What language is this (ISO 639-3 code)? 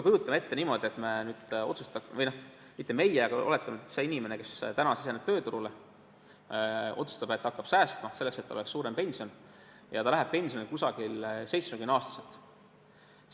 est